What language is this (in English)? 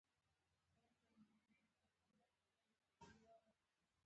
Pashto